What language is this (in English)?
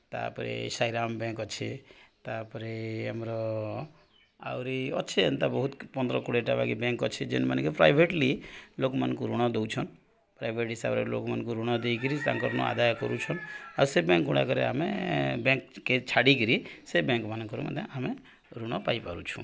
Odia